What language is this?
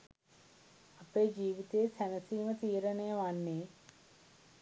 Sinhala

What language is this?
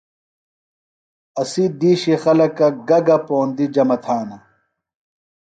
Phalura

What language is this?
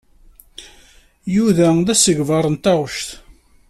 Kabyle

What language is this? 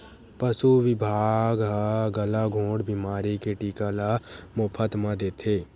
Chhattisgarhi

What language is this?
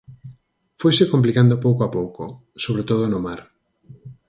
Galician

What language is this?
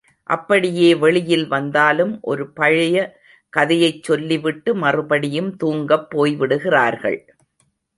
Tamil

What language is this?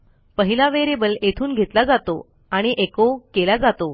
Marathi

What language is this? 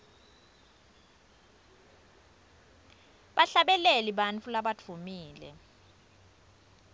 Swati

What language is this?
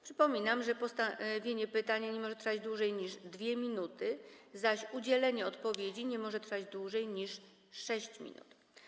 Polish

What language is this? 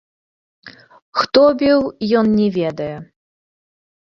Belarusian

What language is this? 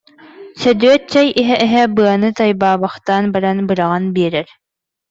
Yakut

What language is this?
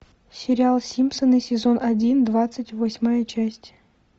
Russian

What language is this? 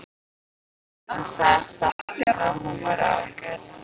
Icelandic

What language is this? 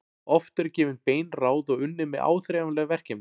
Icelandic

